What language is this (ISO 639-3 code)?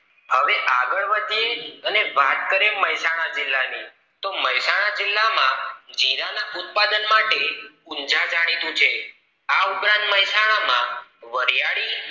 guj